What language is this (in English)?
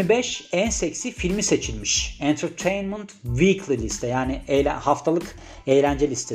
Turkish